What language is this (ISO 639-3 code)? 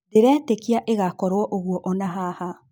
kik